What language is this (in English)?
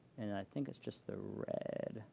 English